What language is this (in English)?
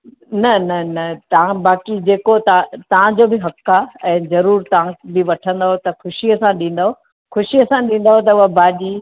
Sindhi